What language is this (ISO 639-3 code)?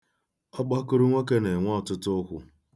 ibo